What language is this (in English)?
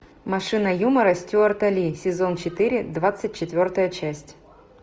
Russian